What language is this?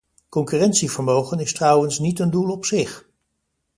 Dutch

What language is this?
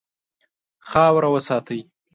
Pashto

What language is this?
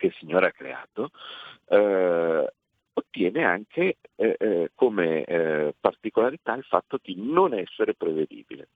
Italian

